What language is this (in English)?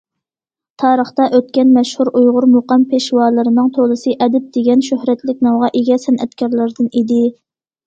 Uyghur